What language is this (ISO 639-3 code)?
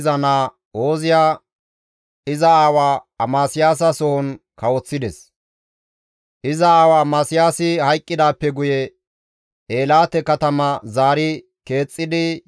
gmv